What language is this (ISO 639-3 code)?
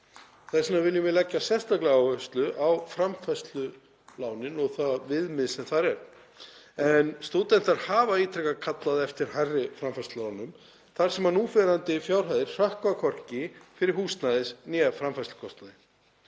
isl